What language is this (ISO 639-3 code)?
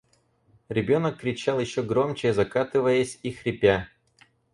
rus